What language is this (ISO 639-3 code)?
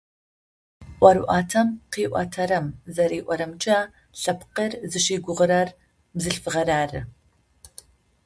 ady